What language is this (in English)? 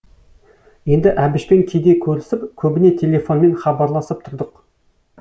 Kazakh